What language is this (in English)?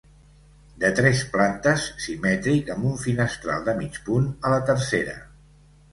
Catalan